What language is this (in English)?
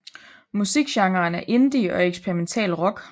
Danish